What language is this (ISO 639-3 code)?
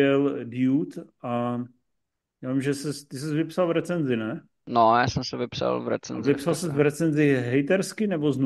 ces